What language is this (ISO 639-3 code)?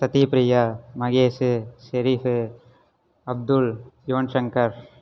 tam